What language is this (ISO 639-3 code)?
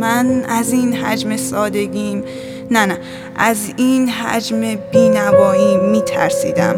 fas